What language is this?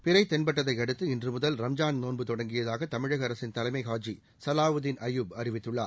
Tamil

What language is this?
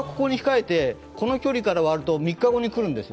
Japanese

